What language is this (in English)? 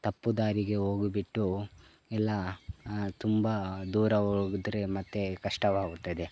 Kannada